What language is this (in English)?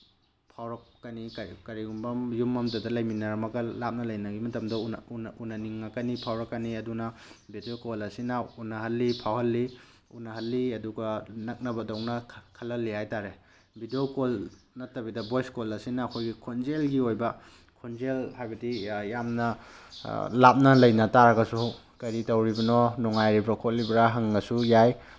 Manipuri